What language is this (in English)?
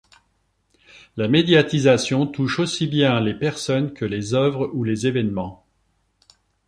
French